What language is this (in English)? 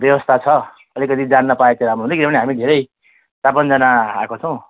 Nepali